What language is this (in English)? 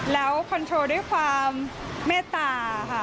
Thai